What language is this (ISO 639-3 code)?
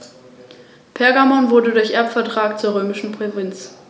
deu